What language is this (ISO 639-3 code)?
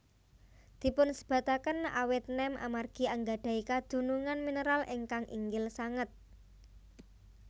jav